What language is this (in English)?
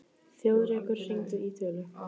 Icelandic